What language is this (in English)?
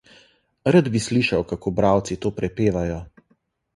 Slovenian